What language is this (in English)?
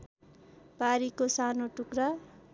Nepali